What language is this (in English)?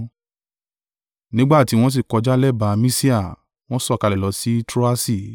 Yoruba